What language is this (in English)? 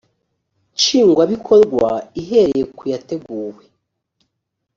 Kinyarwanda